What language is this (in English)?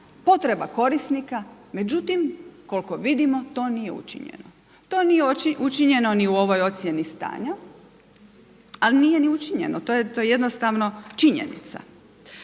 Croatian